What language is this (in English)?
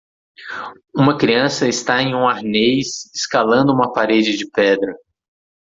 Portuguese